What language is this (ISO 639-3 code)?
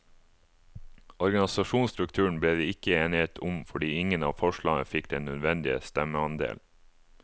nor